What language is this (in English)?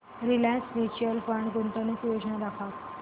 Marathi